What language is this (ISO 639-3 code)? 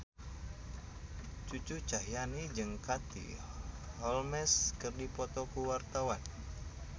sun